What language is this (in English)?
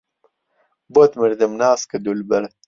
Central Kurdish